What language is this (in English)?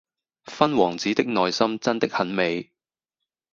Cantonese